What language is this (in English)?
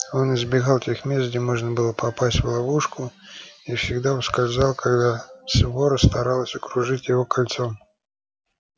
Russian